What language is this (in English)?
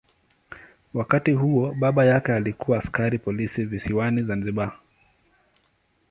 Swahili